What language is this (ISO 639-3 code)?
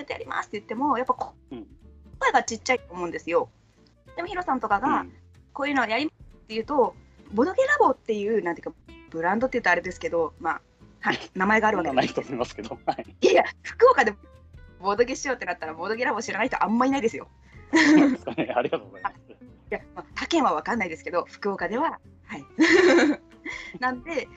jpn